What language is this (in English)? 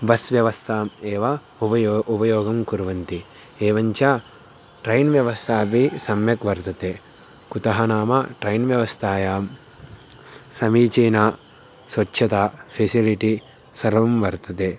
Sanskrit